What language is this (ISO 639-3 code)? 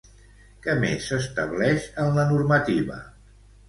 cat